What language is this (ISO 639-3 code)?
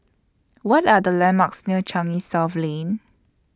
eng